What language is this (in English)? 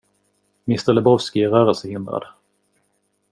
Swedish